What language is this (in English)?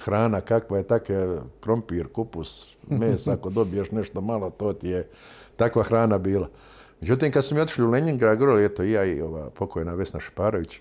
Croatian